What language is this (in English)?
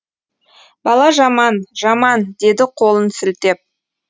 Kazakh